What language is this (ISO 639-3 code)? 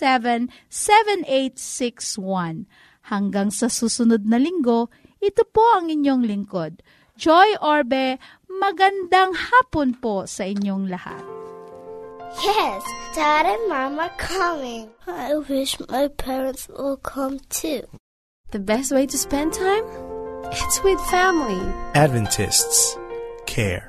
fil